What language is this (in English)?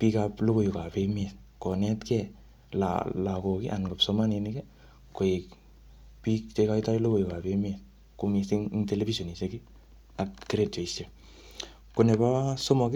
Kalenjin